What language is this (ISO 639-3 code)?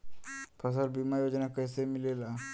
bho